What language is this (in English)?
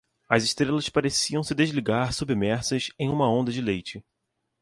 Portuguese